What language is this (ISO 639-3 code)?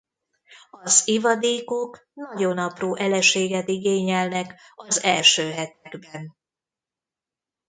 hun